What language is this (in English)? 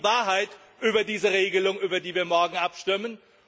German